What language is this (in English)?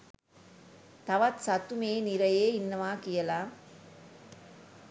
Sinhala